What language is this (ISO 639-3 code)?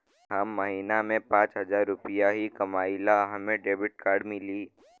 bho